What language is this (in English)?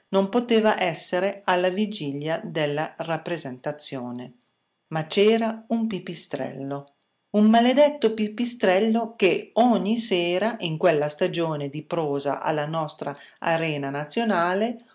Italian